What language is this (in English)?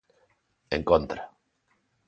Galician